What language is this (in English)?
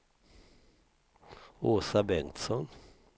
Swedish